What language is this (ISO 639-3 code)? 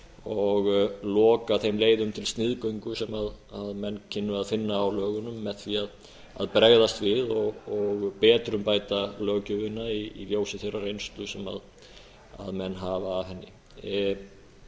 isl